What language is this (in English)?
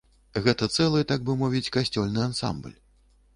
Belarusian